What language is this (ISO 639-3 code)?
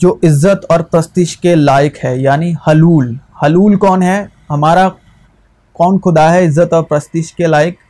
urd